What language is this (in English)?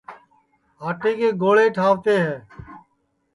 Sansi